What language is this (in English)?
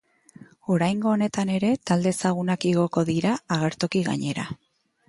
Basque